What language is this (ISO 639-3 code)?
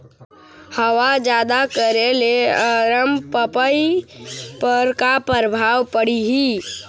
hne